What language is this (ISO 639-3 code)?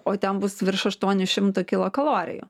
lit